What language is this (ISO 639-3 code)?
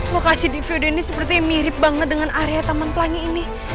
ind